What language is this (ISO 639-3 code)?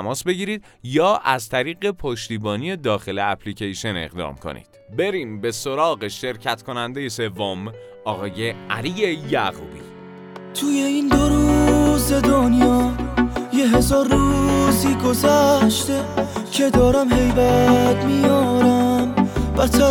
fas